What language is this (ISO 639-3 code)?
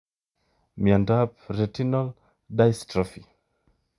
kln